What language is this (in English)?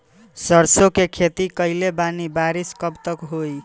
Bhojpuri